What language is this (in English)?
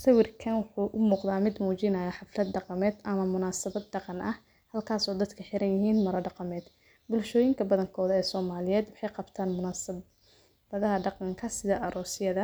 Somali